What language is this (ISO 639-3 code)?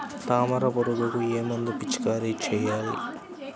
tel